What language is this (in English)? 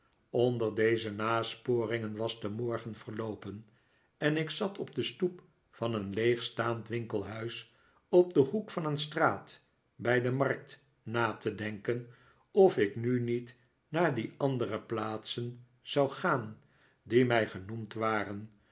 Dutch